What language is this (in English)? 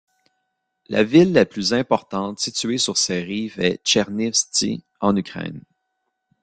French